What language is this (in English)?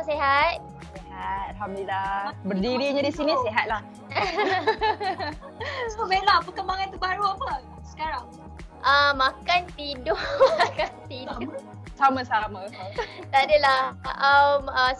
Malay